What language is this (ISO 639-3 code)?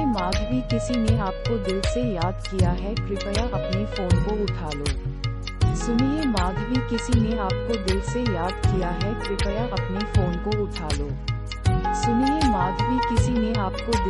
hin